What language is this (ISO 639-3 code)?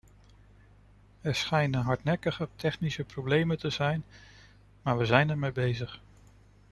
nld